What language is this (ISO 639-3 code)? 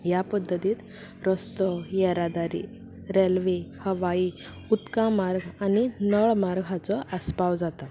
kok